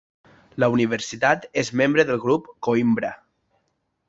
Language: Catalan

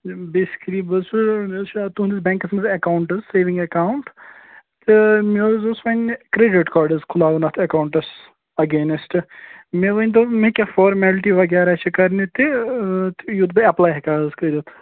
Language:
Kashmiri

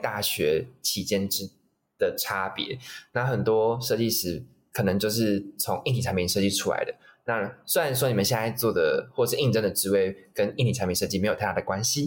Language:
Chinese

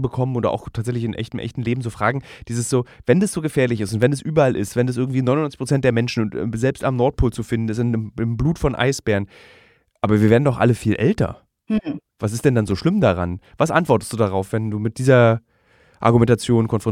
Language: German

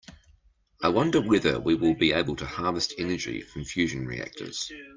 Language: English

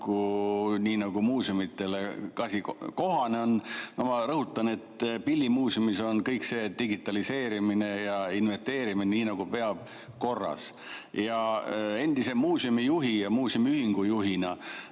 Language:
Estonian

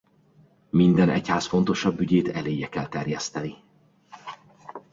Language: Hungarian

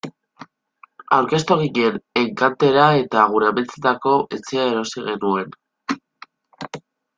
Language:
Basque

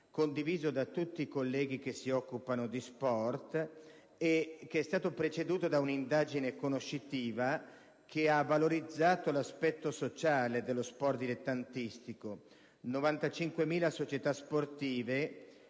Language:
Italian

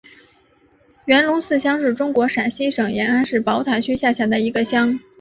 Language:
Chinese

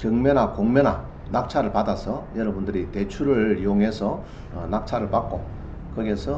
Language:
Korean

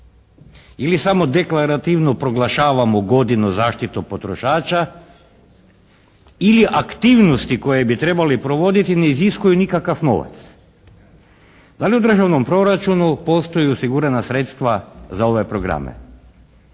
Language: Croatian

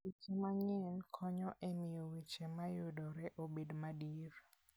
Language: Luo (Kenya and Tanzania)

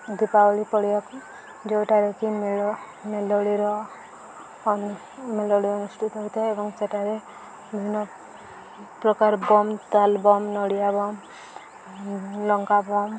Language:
Odia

